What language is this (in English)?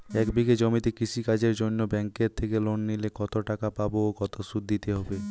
Bangla